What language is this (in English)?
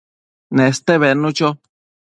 Matsés